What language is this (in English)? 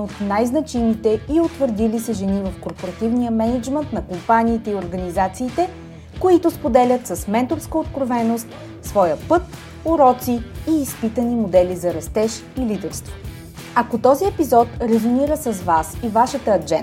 Bulgarian